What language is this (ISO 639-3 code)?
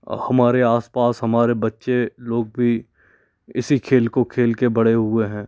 hin